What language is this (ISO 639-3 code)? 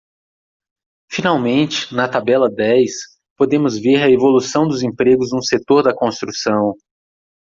por